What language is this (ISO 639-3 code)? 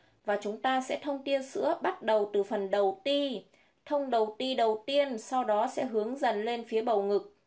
vie